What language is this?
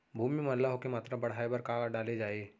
Chhattisgarhi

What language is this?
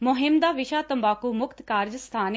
Punjabi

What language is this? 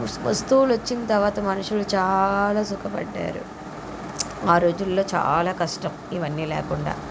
Telugu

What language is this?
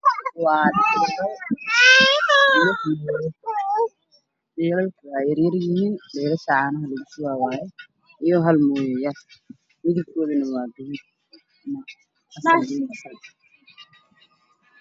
Somali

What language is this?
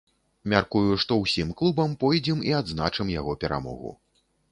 Belarusian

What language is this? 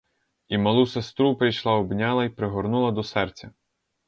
Ukrainian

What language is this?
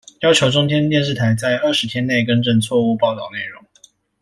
Chinese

